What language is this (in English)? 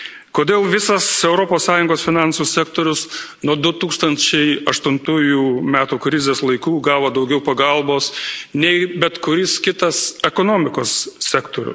Lithuanian